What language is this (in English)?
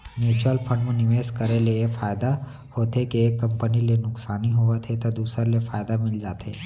Chhattisgarhi